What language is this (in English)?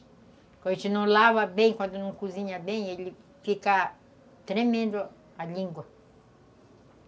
Portuguese